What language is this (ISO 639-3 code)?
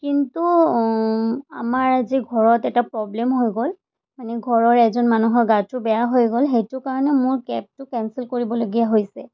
asm